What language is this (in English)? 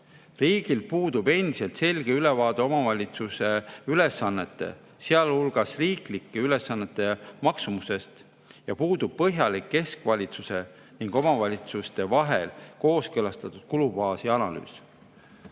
Estonian